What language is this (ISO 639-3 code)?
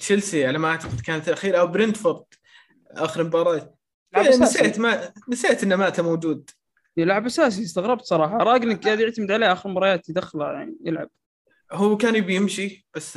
ara